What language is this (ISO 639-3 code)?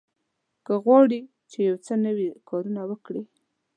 pus